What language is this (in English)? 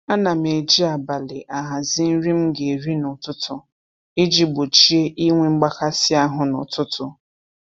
Igbo